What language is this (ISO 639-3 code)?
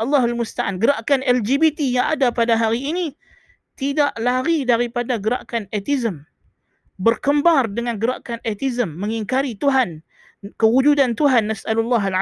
msa